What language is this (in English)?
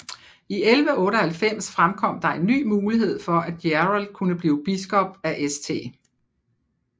Danish